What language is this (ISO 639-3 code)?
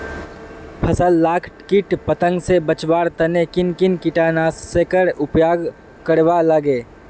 mag